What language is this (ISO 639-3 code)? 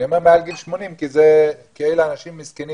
heb